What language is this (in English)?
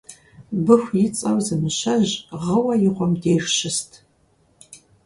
Kabardian